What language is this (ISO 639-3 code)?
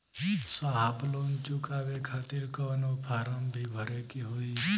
bho